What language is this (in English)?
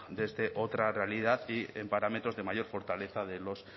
Spanish